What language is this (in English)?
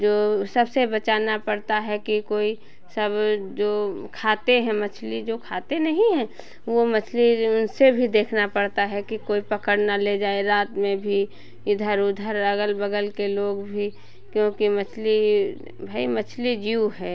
Hindi